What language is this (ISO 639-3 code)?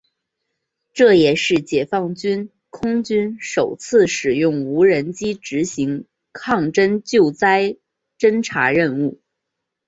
zho